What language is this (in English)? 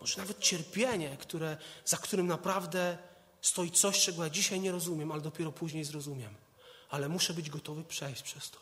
Polish